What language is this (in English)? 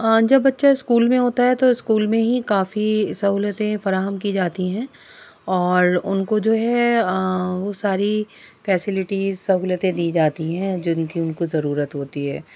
Urdu